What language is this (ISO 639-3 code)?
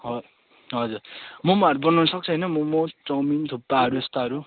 nep